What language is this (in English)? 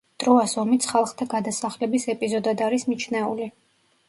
Georgian